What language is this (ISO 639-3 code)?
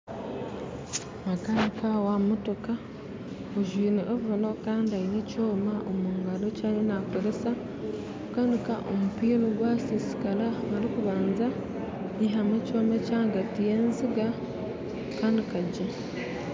nyn